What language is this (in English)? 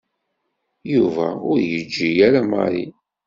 Kabyle